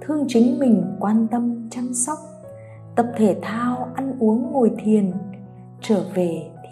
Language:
Vietnamese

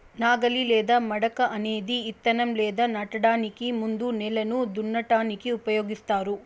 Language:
Telugu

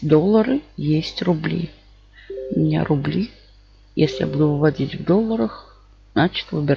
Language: Russian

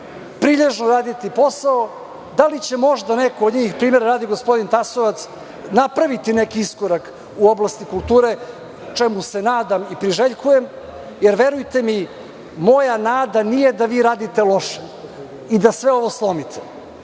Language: Serbian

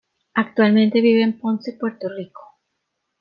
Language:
Spanish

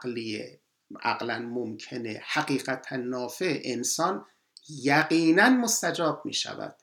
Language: Persian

